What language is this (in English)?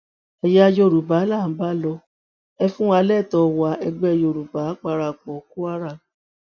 Yoruba